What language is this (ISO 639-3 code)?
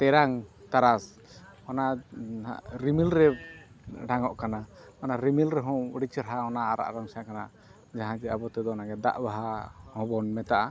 sat